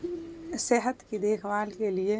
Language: Urdu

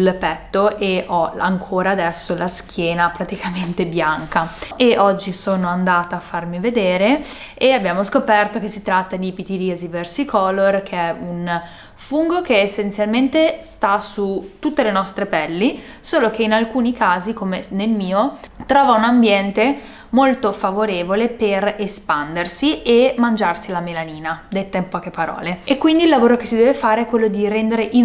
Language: Italian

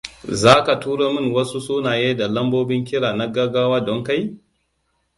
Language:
Hausa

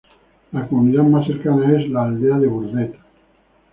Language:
Spanish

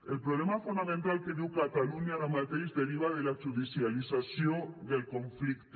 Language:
Catalan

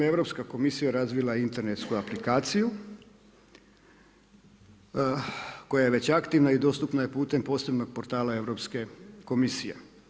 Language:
Croatian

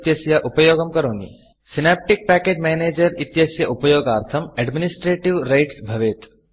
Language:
Sanskrit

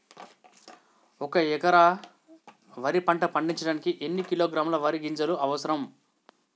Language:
Telugu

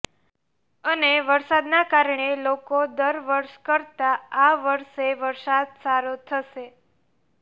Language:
Gujarati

